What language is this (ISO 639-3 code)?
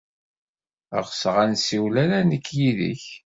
kab